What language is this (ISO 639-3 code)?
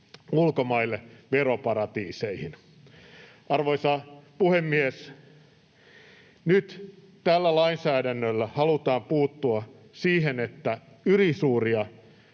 fin